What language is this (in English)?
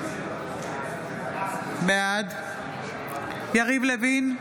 Hebrew